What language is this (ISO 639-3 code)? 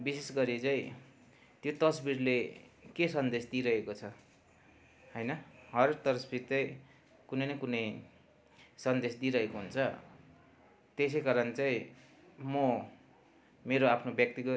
nep